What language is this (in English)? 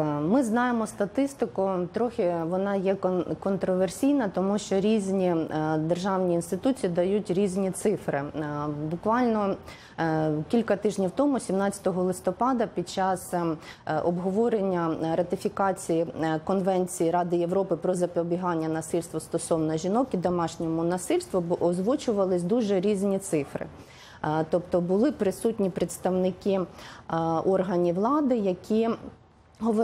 Russian